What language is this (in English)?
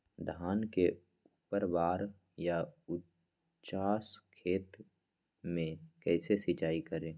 Magahi